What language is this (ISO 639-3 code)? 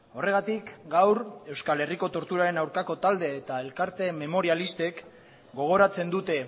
eus